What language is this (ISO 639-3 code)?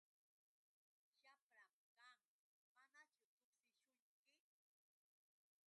qux